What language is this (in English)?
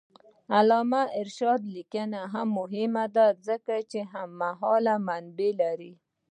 Pashto